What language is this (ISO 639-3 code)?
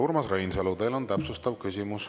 est